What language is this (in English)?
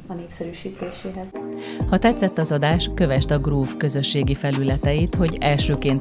Hungarian